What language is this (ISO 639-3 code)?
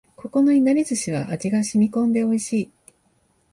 jpn